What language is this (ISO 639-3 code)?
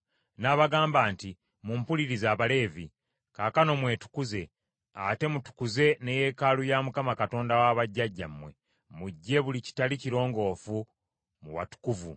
lug